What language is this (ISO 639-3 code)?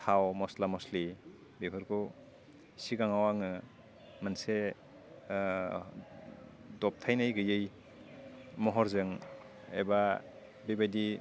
brx